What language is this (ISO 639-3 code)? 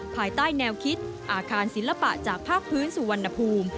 tha